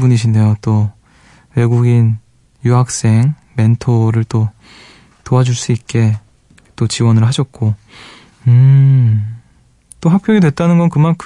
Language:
Korean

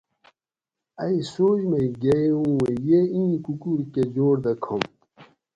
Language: Gawri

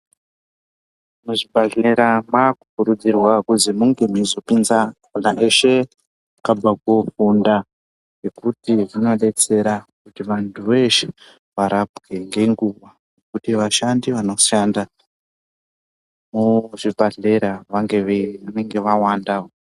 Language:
Ndau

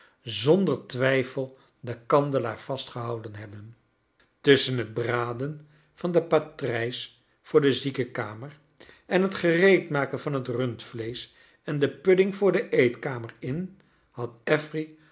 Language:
Dutch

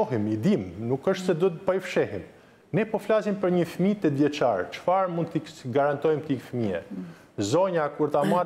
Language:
Romanian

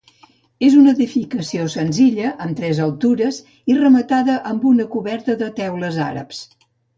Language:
Catalan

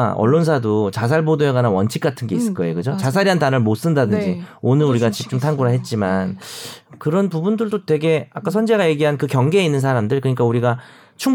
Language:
Korean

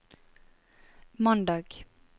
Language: Norwegian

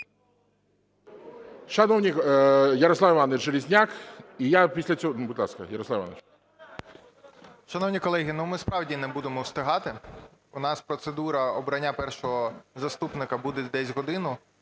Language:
Ukrainian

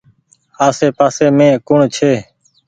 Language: Goaria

